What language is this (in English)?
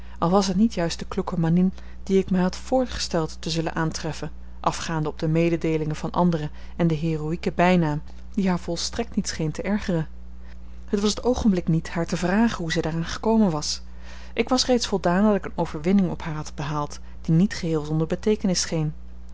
Dutch